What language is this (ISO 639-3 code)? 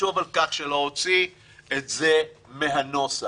heb